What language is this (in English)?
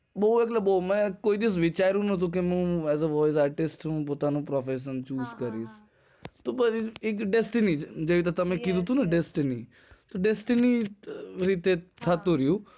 Gujarati